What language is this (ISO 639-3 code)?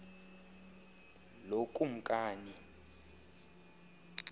xho